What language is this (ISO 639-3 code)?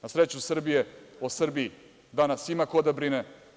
srp